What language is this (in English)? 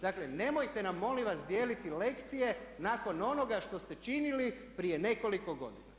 Croatian